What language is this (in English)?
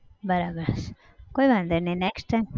Gujarati